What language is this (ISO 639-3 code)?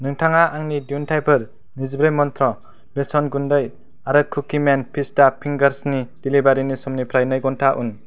brx